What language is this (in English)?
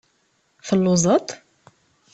Kabyle